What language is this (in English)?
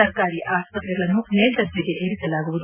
Kannada